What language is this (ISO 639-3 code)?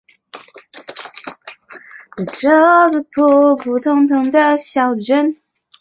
zho